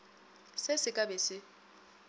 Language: Northern Sotho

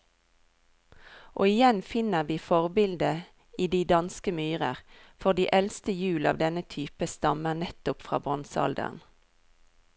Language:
Norwegian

